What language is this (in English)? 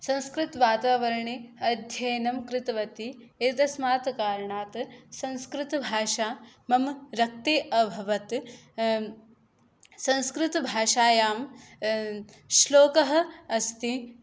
Sanskrit